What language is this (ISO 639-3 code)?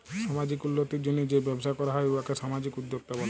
ben